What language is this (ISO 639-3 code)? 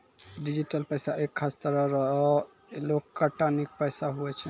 mai